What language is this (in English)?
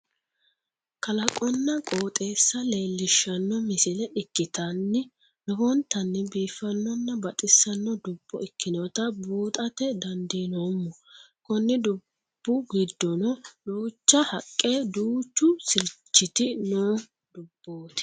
Sidamo